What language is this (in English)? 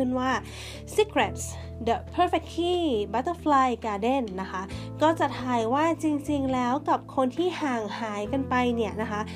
Thai